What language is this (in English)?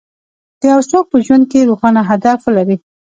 Pashto